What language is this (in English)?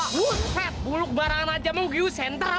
Indonesian